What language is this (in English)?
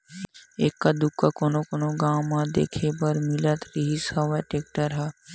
Chhattisgarhi